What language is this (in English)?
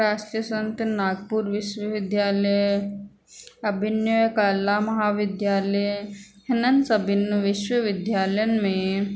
Sindhi